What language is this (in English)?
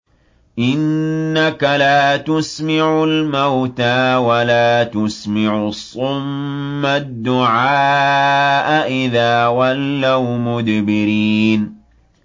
Arabic